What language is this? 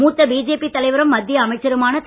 Tamil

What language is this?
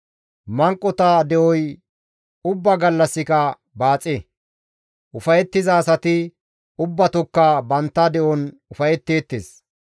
Gamo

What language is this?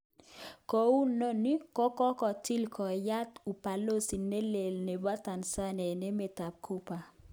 Kalenjin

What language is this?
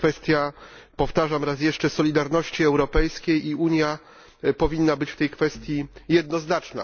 Polish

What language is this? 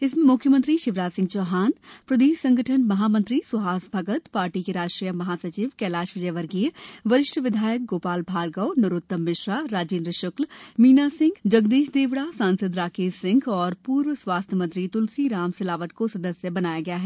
Hindi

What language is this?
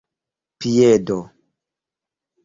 Esperanto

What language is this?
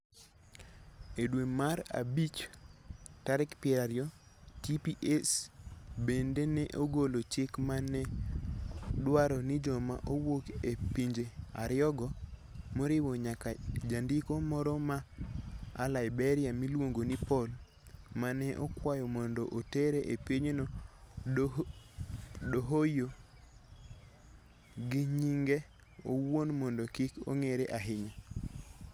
Luo (Kenya and Tanzania)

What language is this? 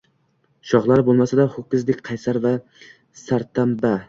Uzbek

